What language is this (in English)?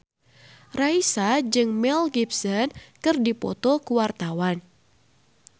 Sundanese